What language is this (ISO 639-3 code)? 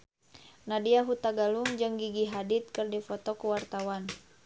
sun